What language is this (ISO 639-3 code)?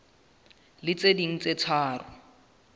sot